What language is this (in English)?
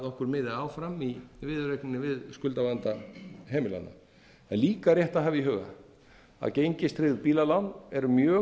Icelandic